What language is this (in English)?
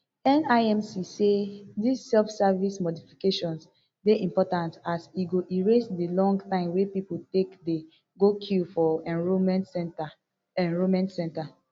Nigerian Pidgin